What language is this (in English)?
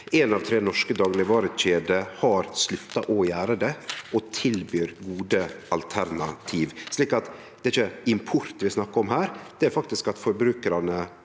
Norwegian